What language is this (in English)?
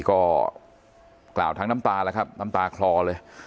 Thai